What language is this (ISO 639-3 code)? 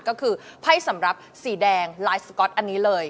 tha